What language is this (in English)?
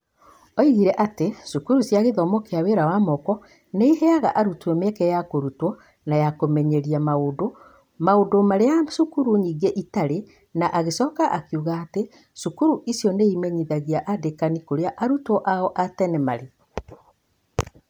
Kikuyu